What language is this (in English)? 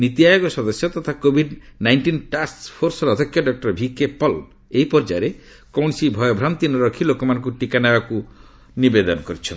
Odia